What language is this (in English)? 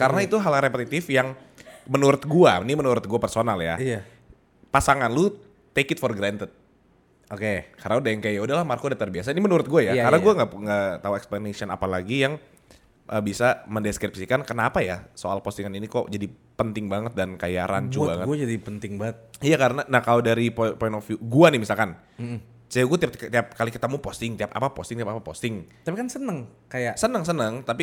Indonesian